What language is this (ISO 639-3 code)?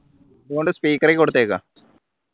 mal